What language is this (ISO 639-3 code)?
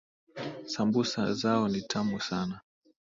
swa